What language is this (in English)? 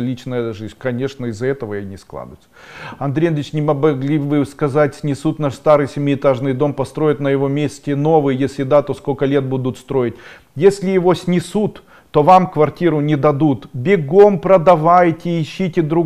Russian